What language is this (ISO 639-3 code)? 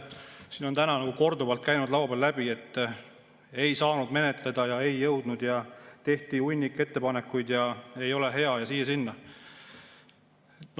est